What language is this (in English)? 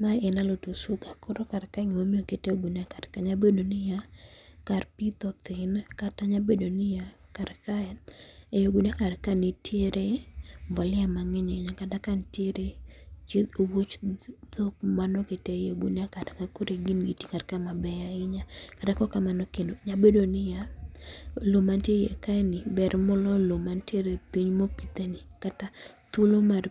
Luo (Kenya and Tanzania)